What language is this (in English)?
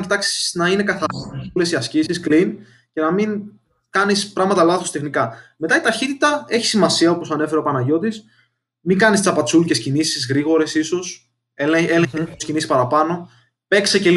Greek